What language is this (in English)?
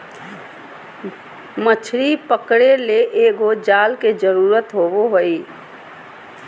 Magahi